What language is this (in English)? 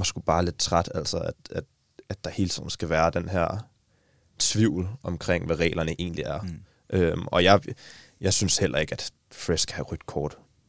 Danish